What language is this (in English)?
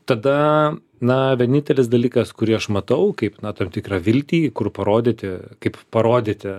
Lithuanian